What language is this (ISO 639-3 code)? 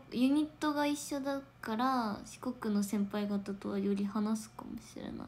jpn